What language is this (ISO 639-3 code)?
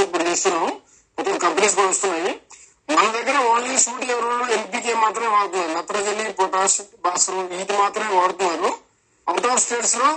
tel